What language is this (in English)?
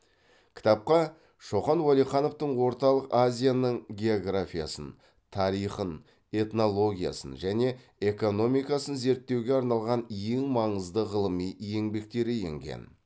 Kazakh